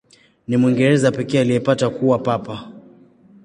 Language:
Swahili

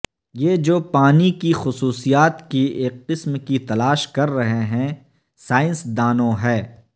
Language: Urdu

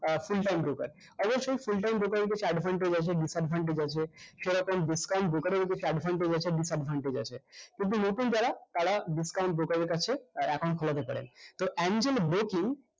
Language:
Bangla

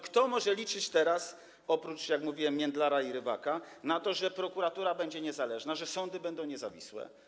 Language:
Polish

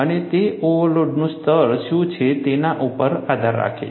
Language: Gujarati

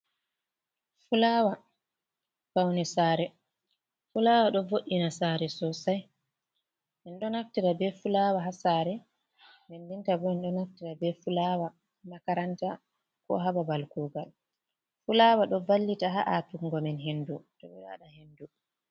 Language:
Fula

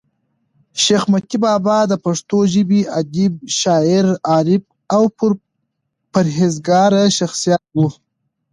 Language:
Pashto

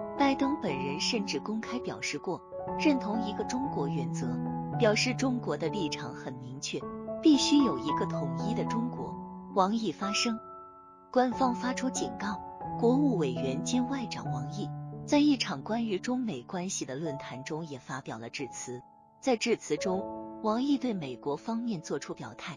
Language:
Chinese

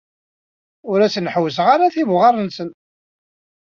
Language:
Kabyle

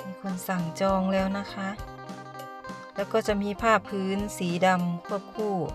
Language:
Thai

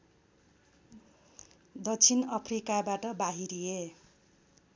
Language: Nepali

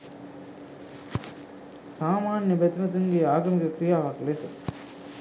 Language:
Sinhala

